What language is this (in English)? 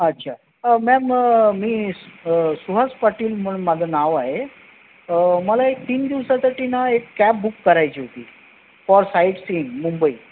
Marathi